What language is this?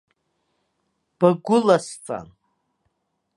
Abkhazian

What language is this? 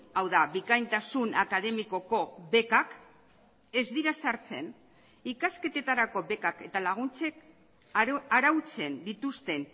Basque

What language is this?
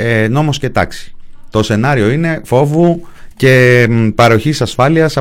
Greek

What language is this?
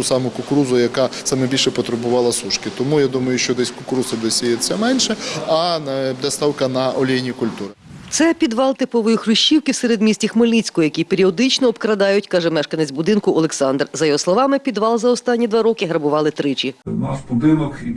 Ukrainian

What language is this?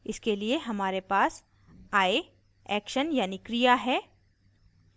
Hindi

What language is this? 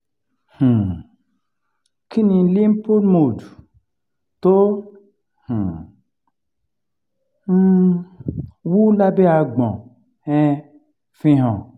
Yoruba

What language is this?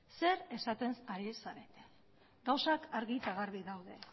Basque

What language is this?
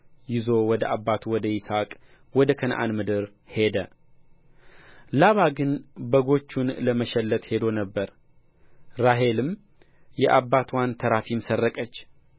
Amharic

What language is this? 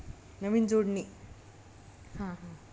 Marathi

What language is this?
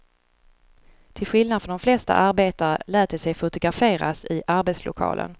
Swedish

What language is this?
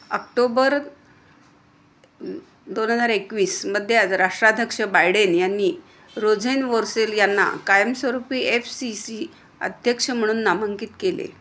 Marathi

